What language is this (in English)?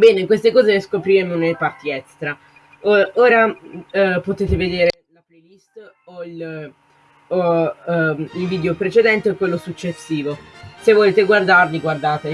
Italian